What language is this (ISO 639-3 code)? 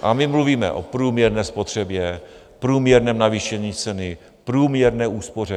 ces